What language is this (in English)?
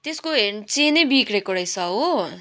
Nepali